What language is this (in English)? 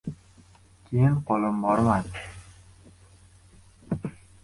Uzbek